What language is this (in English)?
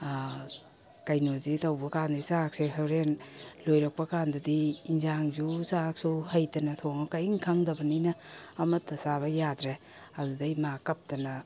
Manipuri